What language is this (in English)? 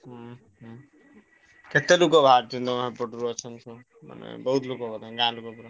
Odia